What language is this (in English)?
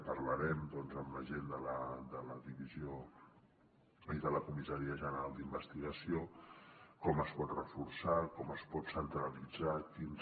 Catalan